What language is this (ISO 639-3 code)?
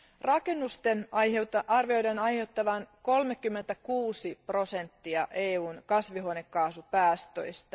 fin